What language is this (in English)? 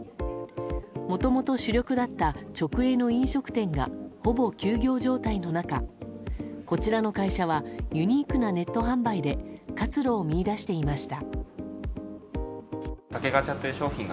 Japanese